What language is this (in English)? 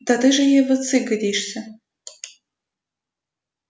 Russian